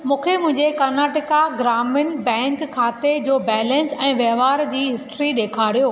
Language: Sindhi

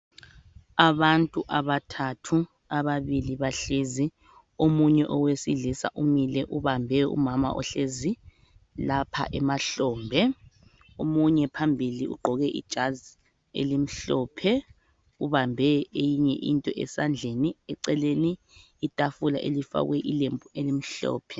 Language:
North Ndebele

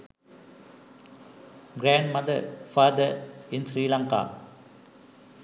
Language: Sinhala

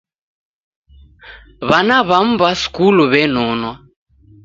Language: Taita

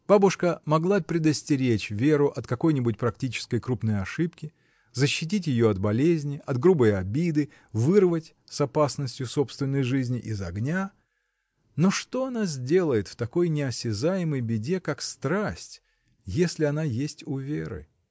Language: Russian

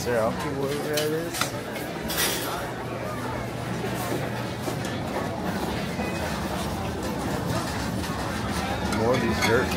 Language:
English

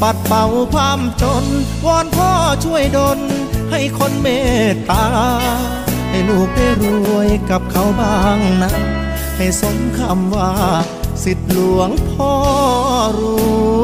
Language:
Thai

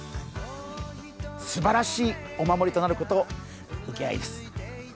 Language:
Japanese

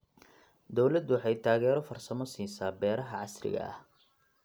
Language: Somali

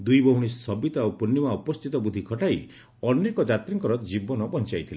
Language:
Odia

